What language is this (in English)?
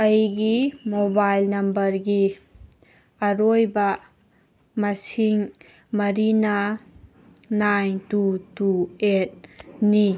Manipuri